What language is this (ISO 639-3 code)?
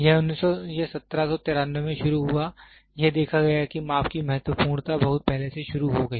hin